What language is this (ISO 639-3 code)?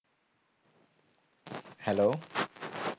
ben